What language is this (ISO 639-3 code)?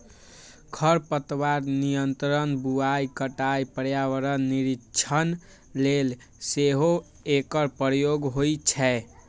mai